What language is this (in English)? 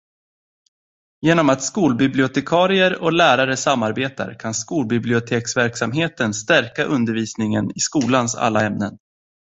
Swedish